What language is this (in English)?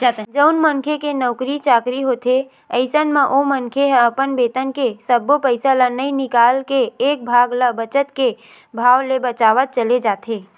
Chhattisgarhi